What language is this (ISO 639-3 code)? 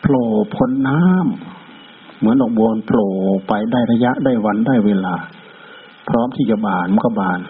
tha